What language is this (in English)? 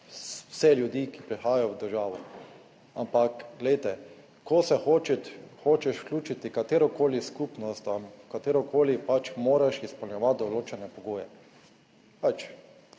Slovenian